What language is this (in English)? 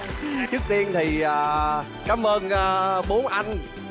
Vietnamese